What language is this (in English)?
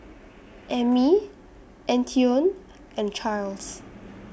English